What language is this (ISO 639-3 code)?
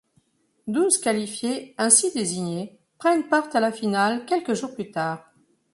fra